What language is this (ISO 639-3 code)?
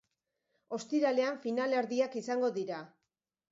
eus